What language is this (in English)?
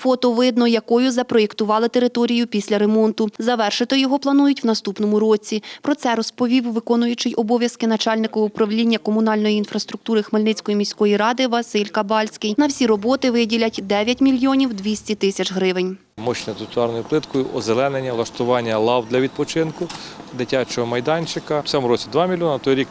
Ukrainian